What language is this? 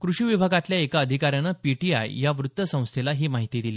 Marathi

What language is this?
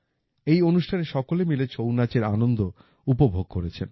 Bangla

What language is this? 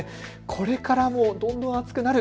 Japanese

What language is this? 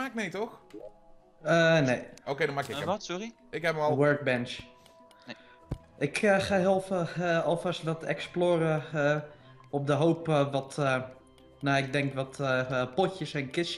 Dutch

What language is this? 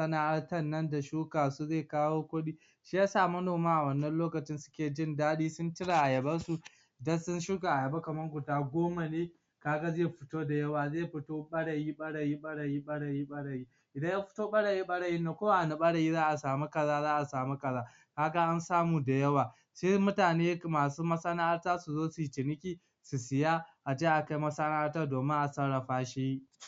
Hausa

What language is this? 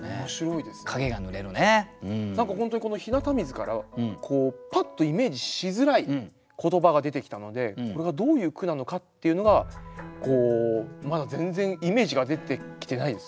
Japanese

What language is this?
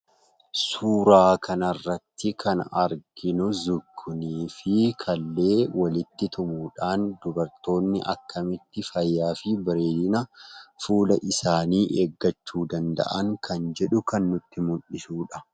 Oromo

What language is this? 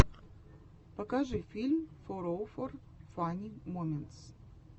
Russian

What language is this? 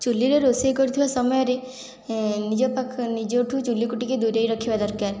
Odia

